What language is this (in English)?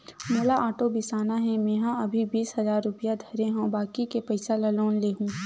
Chhattisgarhi